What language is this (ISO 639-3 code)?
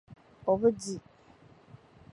dag